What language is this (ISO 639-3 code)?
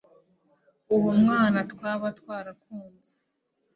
kin